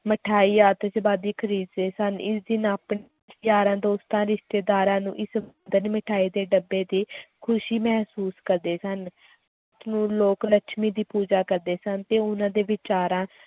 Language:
Punjabi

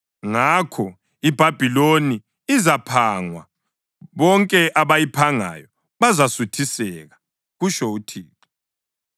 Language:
North Ndebele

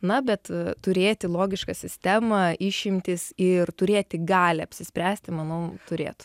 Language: Lithuanian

